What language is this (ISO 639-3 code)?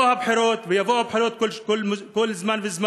heb